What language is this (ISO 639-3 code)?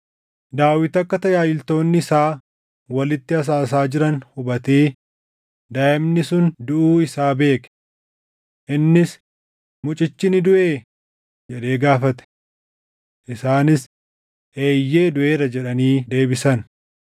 orm